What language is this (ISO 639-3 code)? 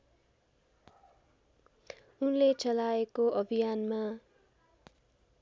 nep